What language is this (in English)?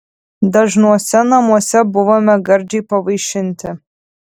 Lithuanian